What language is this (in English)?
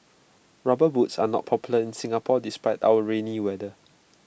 English